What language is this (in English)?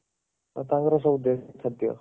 Odia